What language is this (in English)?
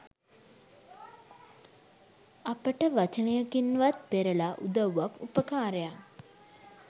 Sinhala